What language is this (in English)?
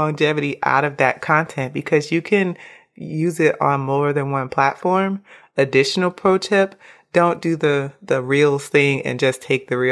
English